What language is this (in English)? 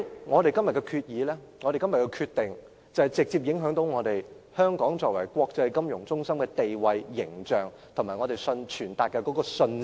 Cantonese